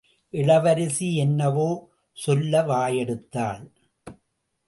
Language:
Tamil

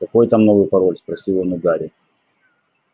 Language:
Russian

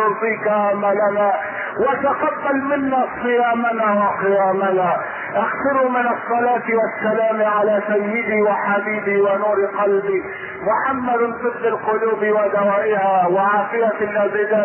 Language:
Arabic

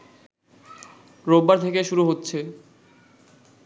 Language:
Bangla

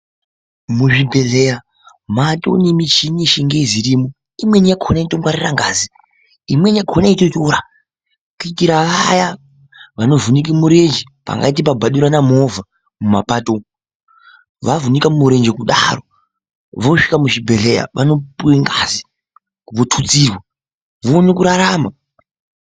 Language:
Ndau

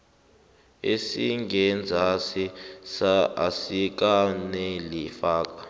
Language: South Ndebele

